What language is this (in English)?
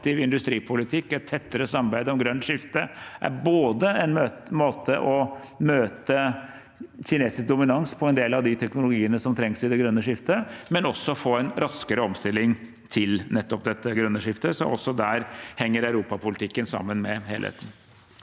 Norwegian